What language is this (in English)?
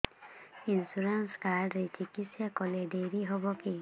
Odia